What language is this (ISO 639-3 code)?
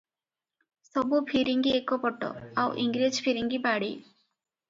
ori